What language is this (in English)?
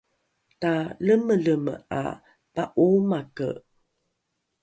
Rukai